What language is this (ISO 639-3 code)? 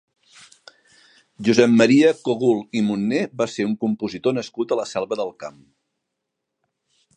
cat